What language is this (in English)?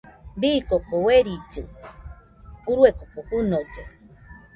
Nüpode Huitoto